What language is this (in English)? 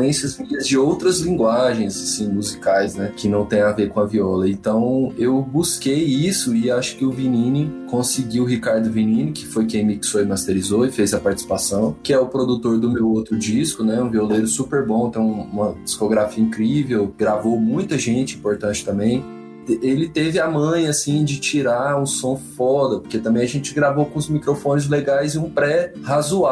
Portuguese